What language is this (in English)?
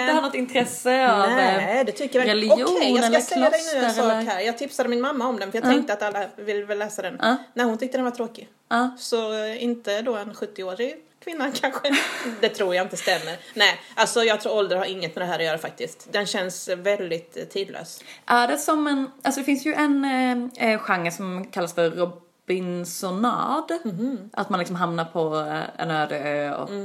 Swedish